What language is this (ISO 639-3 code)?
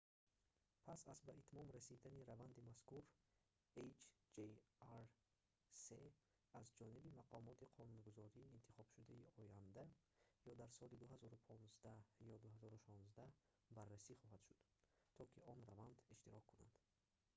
tgk